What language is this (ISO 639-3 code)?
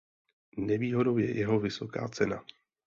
ces